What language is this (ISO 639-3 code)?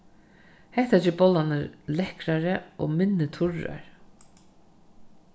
fao